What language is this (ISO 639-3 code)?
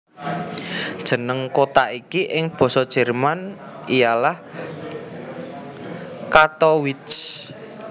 jav